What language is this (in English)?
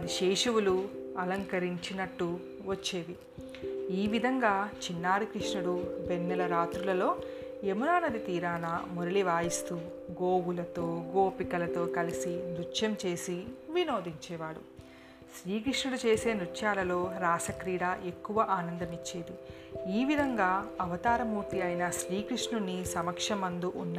Telugu